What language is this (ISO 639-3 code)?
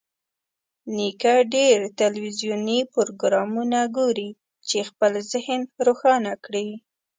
pus